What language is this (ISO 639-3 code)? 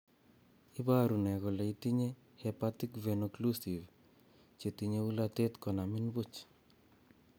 kln